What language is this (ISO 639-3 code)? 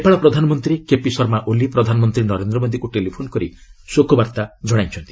ori